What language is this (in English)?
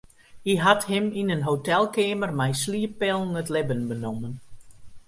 Western Frisian